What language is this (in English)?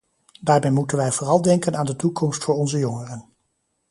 Dutch